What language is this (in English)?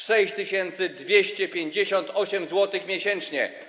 Polish